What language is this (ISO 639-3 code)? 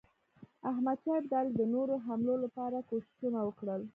pus